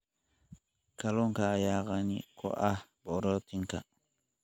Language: Somali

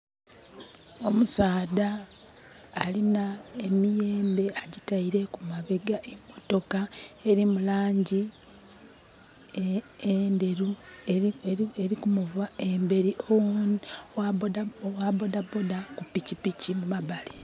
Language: Soga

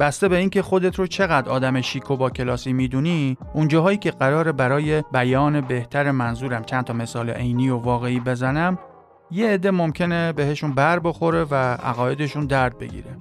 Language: Persian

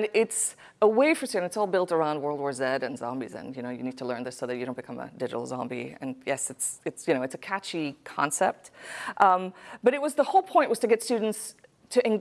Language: English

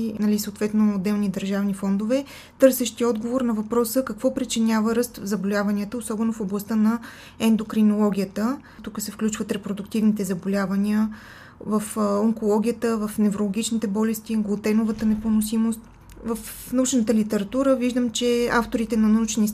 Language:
Bulgarian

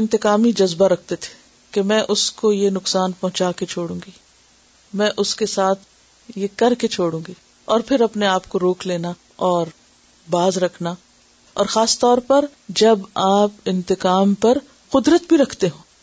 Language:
Urdu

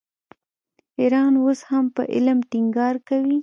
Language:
Pashto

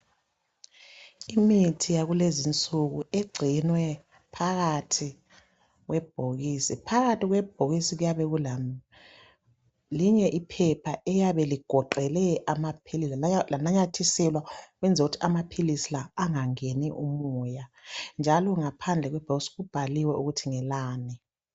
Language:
North Ndebele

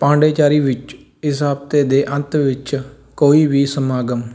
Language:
Punjabi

